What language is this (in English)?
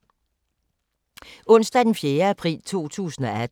Danish